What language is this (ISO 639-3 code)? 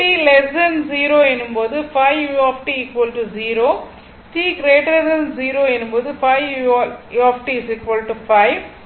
tam